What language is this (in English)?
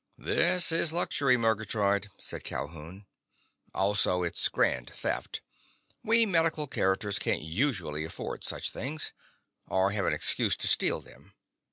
English